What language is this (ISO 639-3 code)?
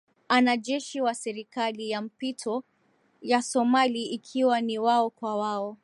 swa